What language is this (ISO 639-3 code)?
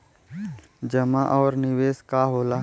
bho